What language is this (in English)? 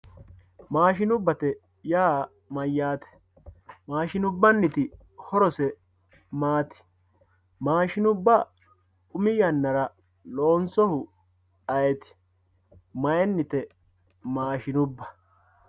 Sidamo